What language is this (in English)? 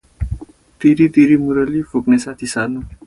Nepali